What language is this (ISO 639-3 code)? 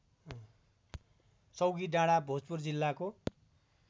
nep